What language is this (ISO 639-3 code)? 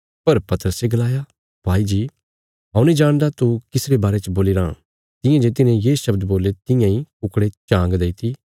kfs